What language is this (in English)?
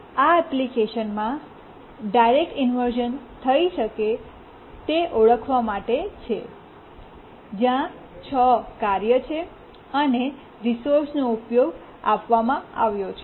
Gujarati